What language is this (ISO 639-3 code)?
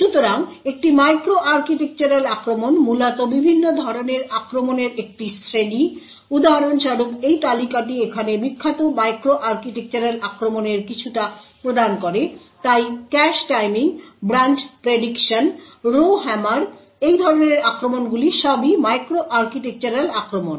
ben